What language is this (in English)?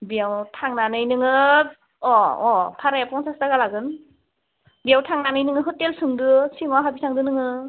Bodo